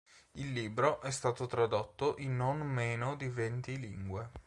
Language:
Italian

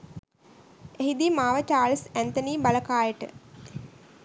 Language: Sinhala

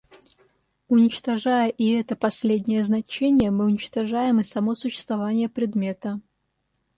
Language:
Russian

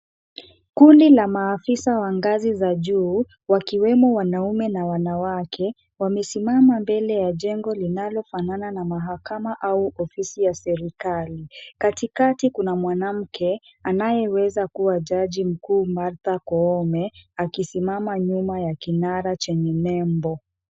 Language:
Swahili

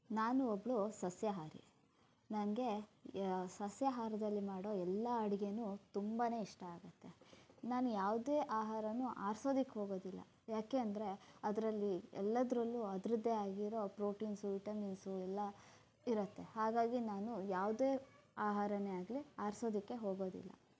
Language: Kannada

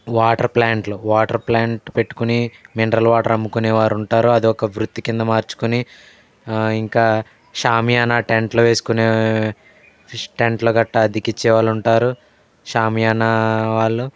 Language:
Telugu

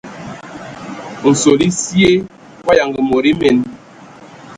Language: Ewondo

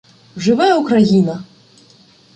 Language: Ukrainian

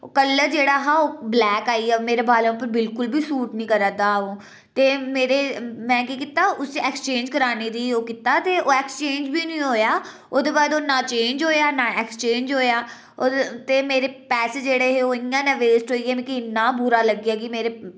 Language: Dogri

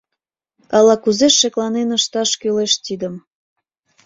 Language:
Mari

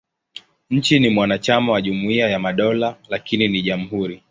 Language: Swahili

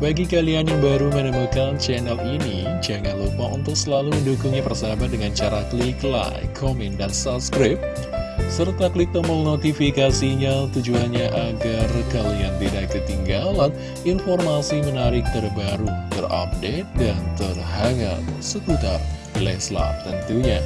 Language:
Indonesian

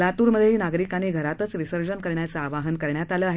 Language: Marathi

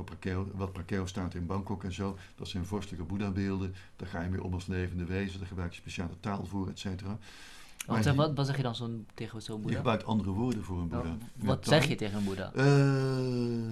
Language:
Dutch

